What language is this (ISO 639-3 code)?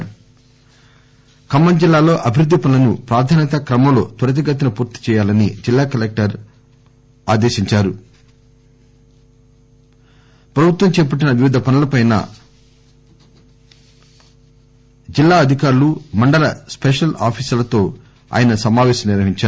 tel